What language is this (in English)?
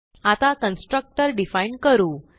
Marathi